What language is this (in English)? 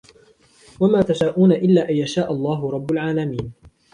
Arabic